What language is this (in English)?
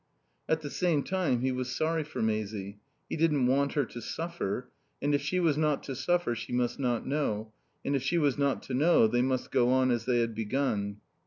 English